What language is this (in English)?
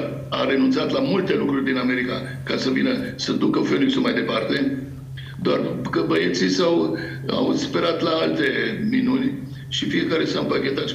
Romanian